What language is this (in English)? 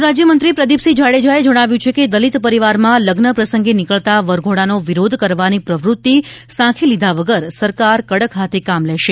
Gujarati